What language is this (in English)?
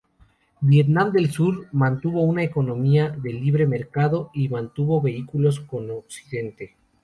Spanish